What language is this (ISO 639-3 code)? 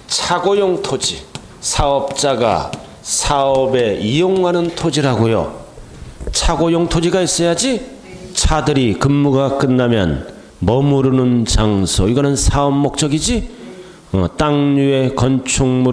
kor